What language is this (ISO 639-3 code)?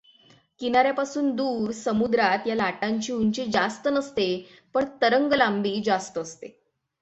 mar